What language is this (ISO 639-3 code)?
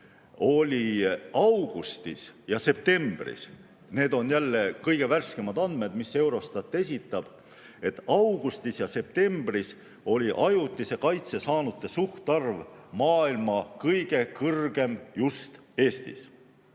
est